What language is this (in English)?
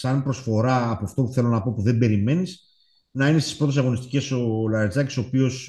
Greek